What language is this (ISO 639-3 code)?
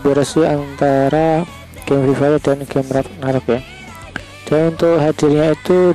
ind